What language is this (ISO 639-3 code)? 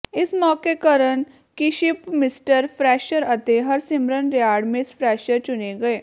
pan